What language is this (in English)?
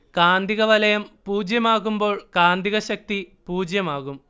Malayalam